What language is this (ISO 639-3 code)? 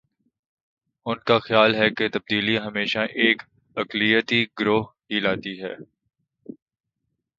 urd